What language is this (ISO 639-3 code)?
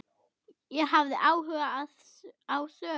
isl